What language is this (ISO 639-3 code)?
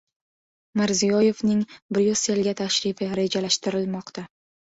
uzb